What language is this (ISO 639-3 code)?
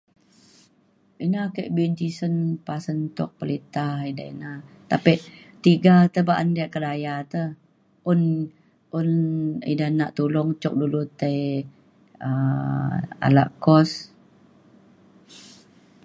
xkl